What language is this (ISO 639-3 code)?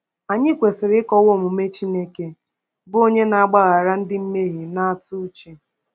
ibo